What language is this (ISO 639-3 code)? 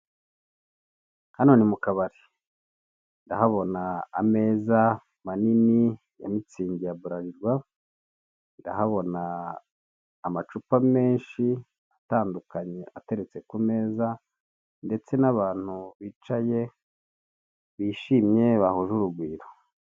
kin